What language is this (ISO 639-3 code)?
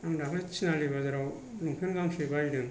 brx